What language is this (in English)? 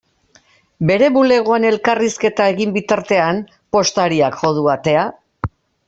Basque